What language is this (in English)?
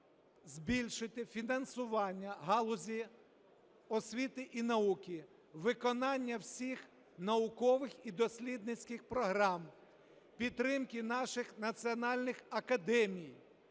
Ukrainian